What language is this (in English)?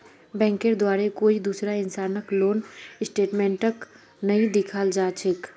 Magahi